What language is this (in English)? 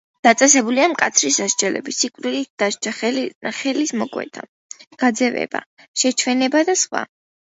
Georgian